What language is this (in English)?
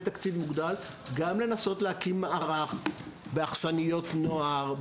Hebrew